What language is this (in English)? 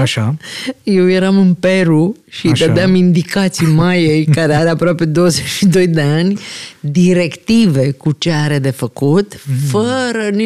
Romanian